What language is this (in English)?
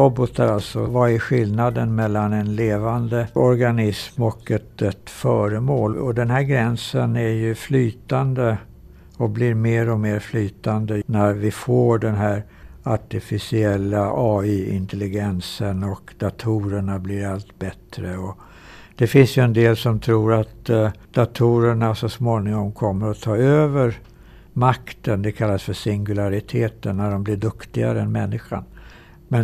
Swedish